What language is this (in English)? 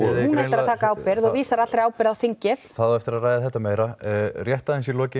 Icelandic